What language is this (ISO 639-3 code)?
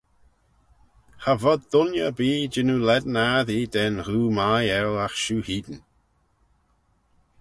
glv